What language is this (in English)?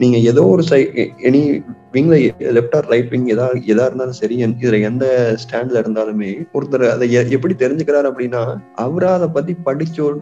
Tamil